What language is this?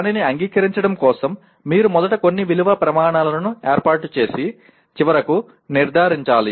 Telugu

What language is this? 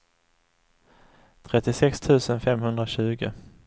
Swedish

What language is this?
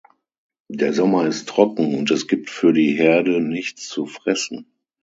German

